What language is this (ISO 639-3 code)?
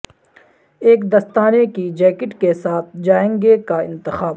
urd